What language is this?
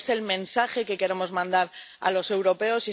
Spanish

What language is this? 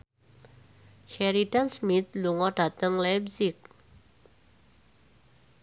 Javanese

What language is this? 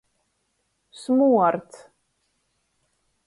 Latgalian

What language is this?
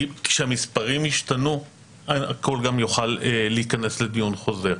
Hebrew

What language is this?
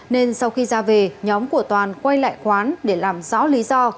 Vietnamese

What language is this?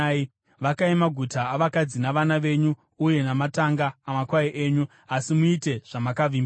Shona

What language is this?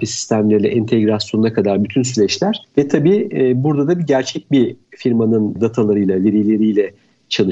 Turkish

